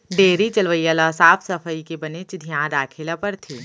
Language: Chhattisgarhi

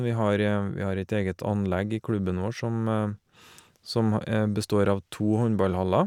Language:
Norwegian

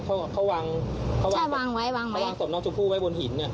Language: Thai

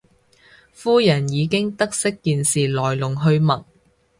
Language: Cantonese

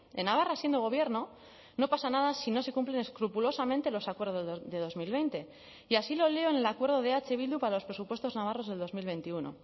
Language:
Spanish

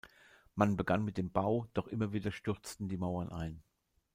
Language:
German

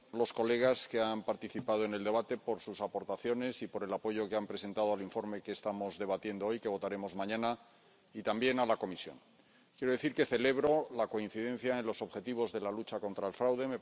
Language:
Spanish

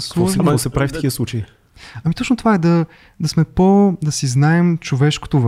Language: Bulgarian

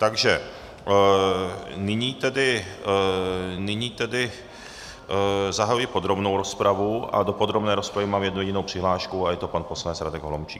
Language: Czech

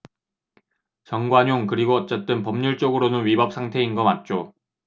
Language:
Korean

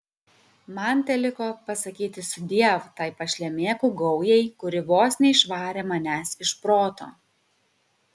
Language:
Lithuanian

